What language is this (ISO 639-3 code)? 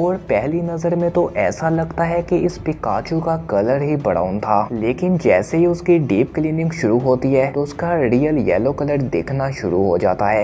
hin